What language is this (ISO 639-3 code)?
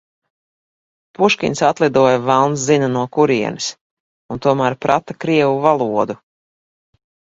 lav